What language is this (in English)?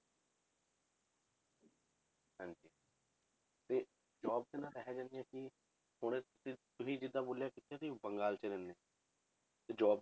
Punjabi